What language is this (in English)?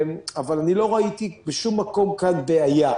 Hebrew